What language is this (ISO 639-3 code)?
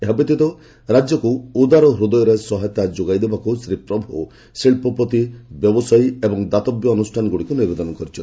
ori